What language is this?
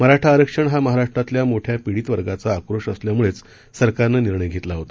Marathi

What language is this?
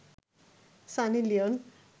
Bangla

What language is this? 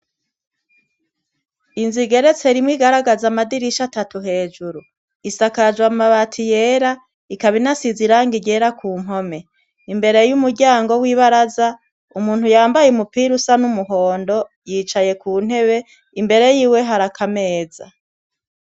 Rundi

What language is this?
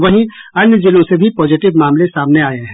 Hindi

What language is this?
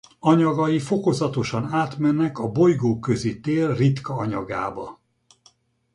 Hungarian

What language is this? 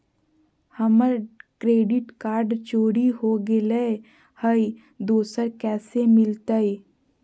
Magahi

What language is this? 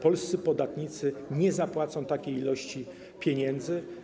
Polish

